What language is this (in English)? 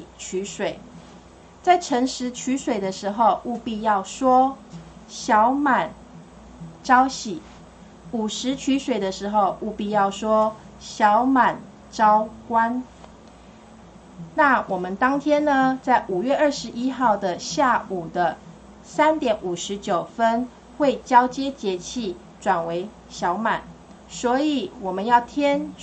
Chinese